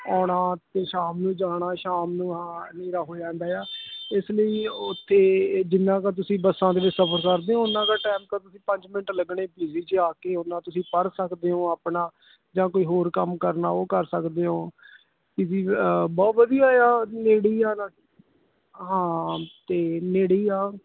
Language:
Punjabi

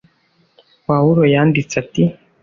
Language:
Kinyarwanda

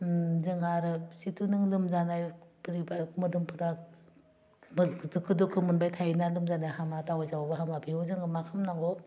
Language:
Bodo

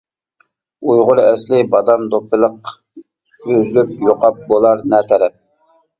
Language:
Uyghur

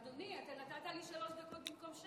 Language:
Hebrew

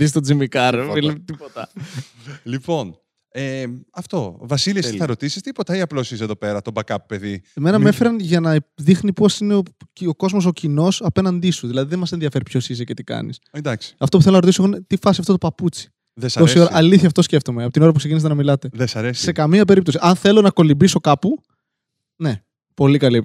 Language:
Greek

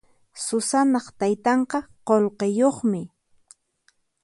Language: Puno Quechua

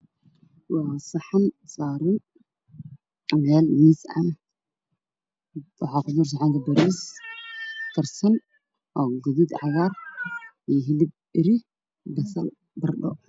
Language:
Somali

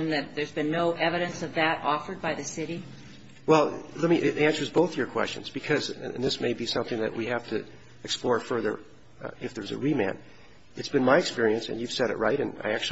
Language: English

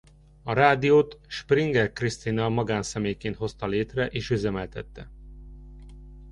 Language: Hungarian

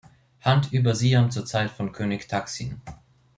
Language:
German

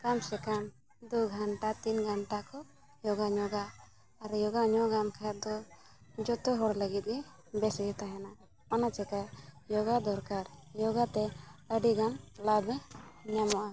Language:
Santali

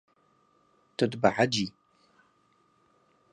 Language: Kurdish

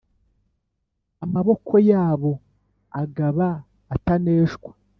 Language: Kinyarwanda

